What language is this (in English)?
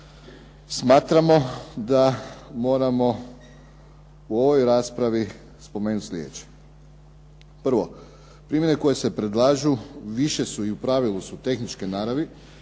Croatian